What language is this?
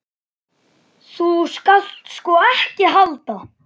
Icelandic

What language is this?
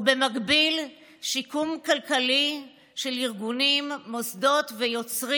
Hebrew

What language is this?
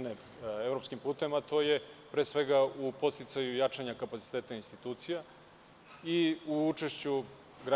Serbian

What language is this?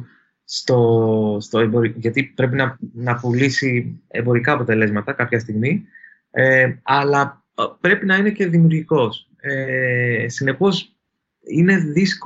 Greek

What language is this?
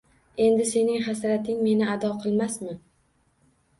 Uzbek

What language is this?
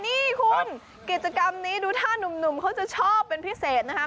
Thai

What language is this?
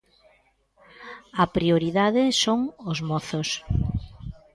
Galician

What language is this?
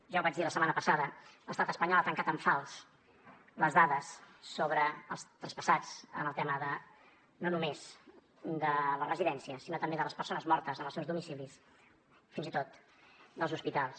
Catalan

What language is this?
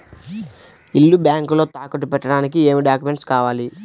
Telugu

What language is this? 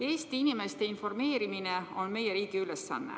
Estonian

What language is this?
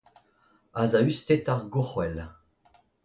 Breton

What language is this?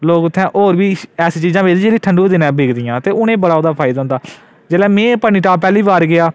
Dogri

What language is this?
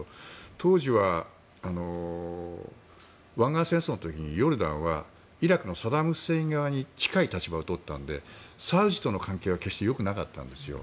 Japanese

